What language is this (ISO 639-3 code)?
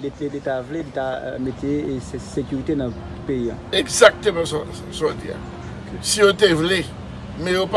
fra